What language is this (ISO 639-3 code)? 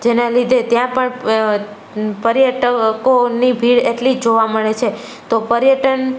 guj